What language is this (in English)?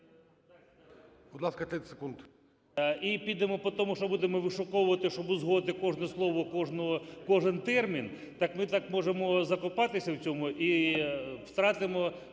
Ukrainian